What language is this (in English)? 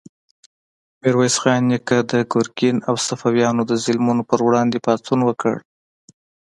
Pashto